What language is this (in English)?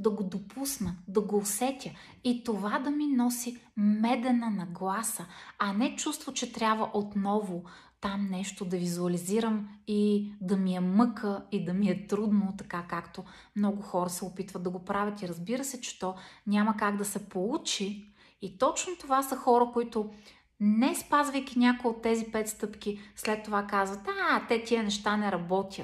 Bulgarian